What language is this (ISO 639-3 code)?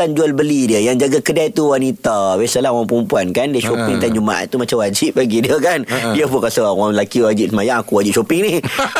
msa